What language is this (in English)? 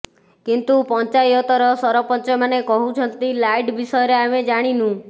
Odia